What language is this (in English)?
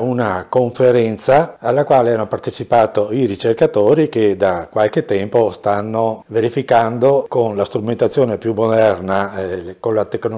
Italian